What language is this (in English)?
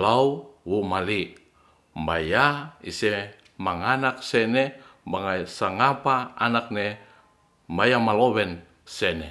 Ratahan